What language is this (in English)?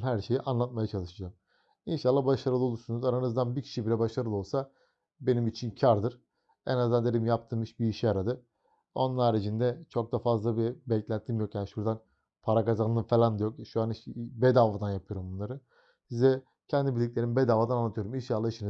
Turkish